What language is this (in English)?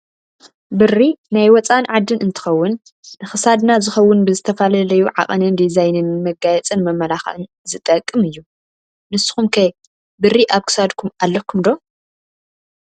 Tigrinya